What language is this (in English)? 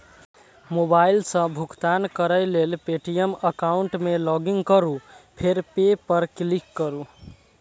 Maithili